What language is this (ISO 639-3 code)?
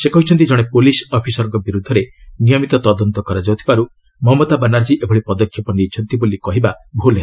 ori